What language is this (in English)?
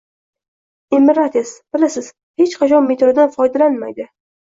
Uzbek